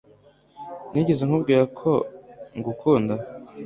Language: Kinyarwanda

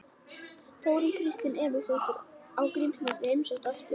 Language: Icelandic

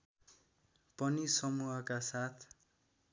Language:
Nepali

